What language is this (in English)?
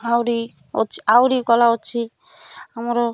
Odia